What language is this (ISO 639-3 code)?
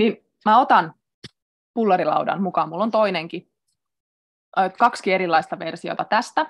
fin